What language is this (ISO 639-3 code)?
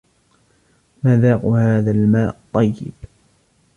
ara